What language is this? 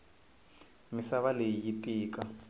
Tsonga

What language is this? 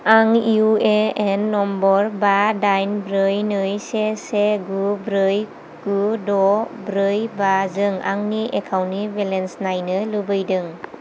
Bodo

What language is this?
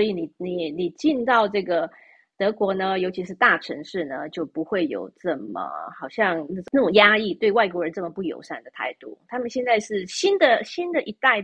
Chinese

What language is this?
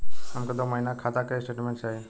Bhojpuri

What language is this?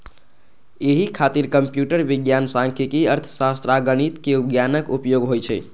Maithili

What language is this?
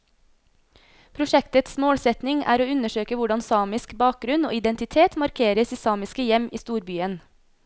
Norwegian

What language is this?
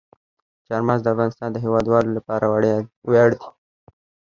Pashto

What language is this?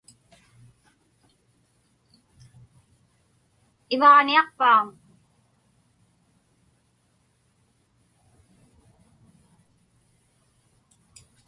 Inupiaq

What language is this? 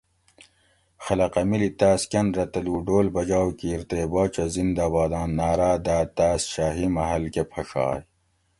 Gawri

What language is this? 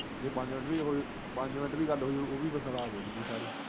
Punjabi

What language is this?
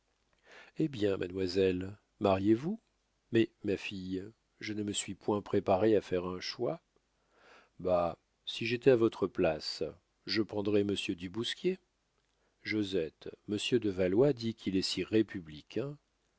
French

